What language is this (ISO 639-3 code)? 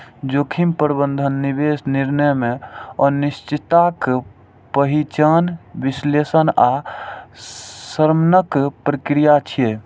mai